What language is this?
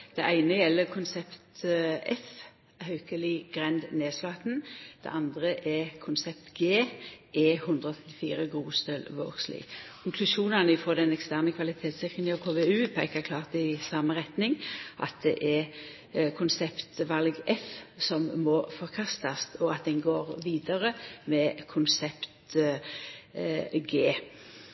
Norwegian Nynorsk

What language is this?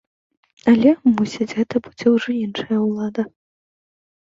Belarusian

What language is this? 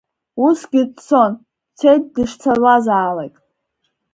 Abkhazian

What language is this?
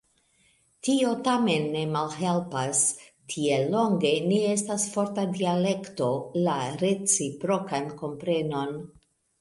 Esperanto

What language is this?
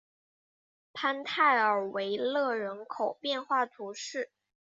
Chinese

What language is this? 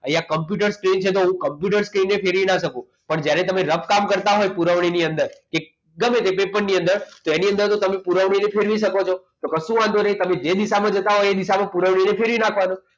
Gujarati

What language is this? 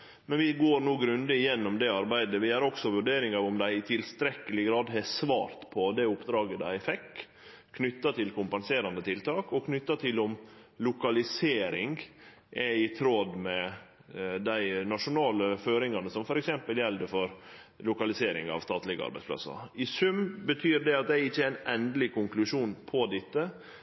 Norwegian Nynorsk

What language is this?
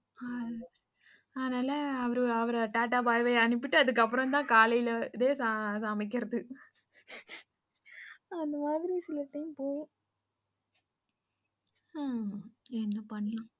Tamil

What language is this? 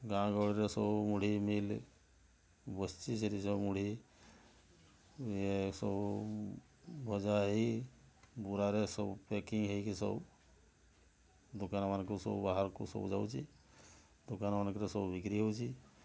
Odia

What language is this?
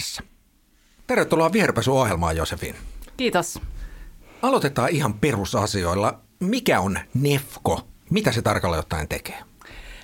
Finnish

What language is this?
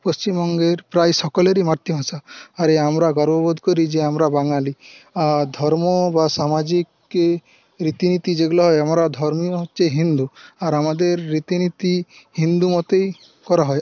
Bangla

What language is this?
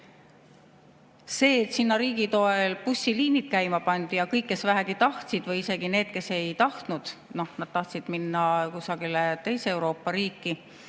Estonian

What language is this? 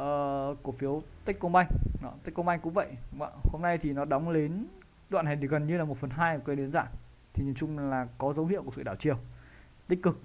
Vietnamese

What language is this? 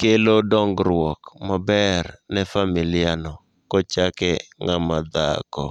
Luo (Kenya and Tanzania)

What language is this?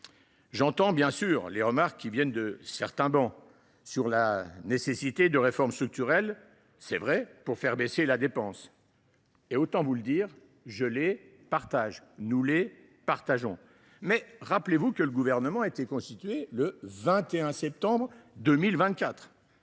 French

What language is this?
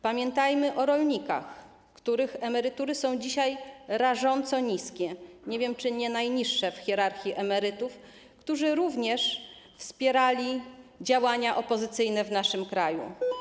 Polish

